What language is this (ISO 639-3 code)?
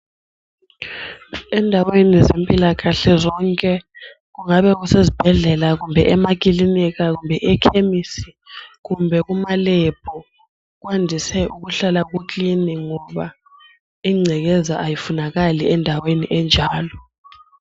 nde